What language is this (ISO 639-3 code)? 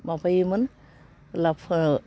brx